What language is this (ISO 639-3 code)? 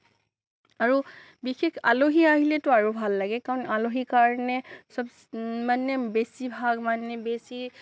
asm